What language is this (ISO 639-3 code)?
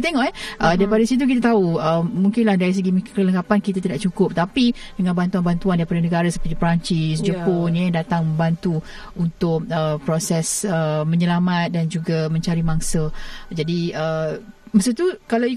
msa